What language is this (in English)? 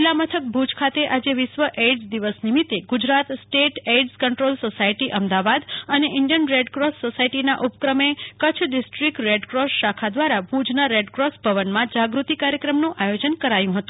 Gujarati